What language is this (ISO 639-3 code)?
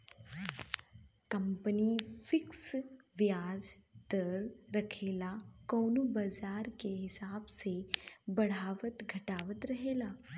bho